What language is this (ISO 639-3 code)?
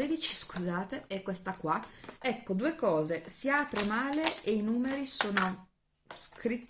ita